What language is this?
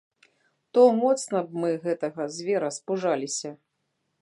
Belarusian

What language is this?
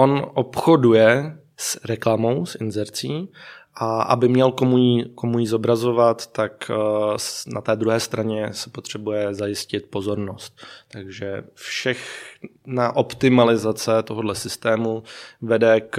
Czech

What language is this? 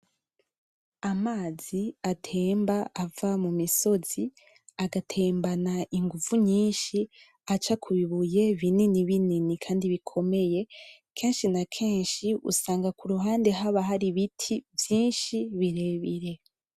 Rundi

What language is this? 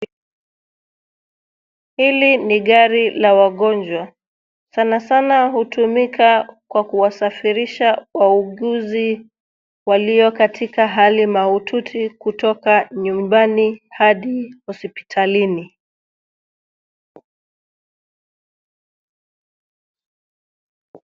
Swahili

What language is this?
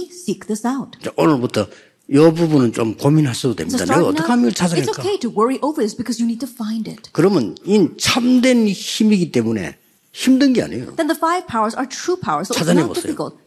Korean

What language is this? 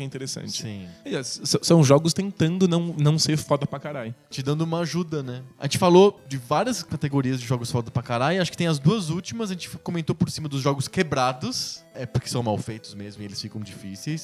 Portuguese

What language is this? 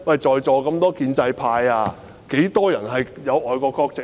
Cantonese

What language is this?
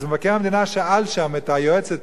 Hebrew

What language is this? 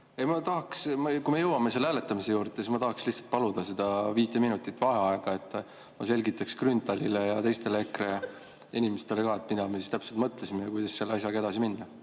Estonian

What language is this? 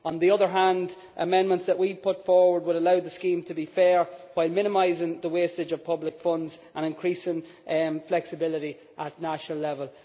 English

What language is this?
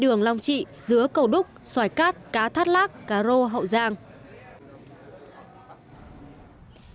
Vietnamese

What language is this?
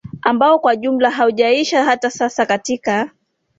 Swahili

